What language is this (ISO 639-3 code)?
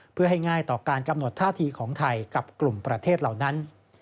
tha